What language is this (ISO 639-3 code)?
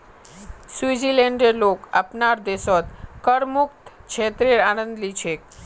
mag